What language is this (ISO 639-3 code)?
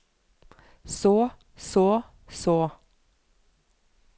nor